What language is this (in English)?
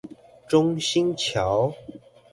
Chinese